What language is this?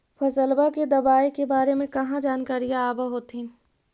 Magahi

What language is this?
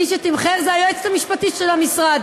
Hebrew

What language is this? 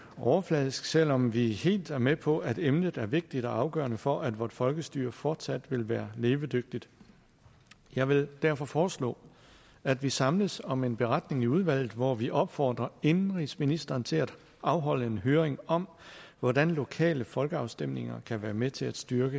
Danish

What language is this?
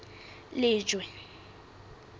Southern Sotho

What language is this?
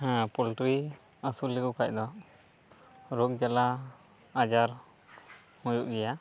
Santali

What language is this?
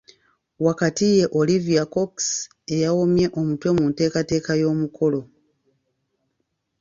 Ganda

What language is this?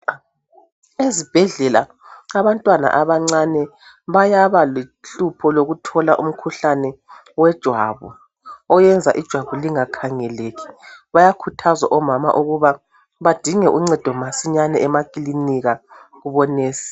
North Ndebele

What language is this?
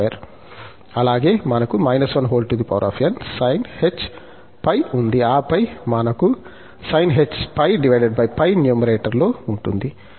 Telugu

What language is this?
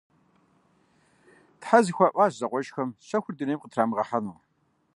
Kabardian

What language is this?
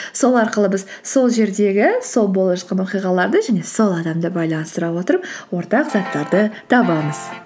Kazakh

